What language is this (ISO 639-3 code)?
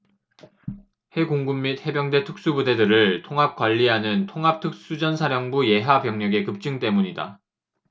kor